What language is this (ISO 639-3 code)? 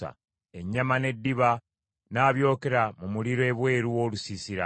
lug